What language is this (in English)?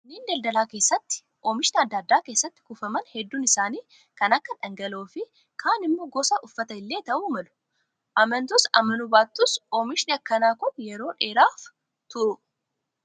Oromo